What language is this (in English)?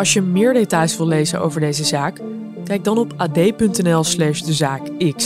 Dutch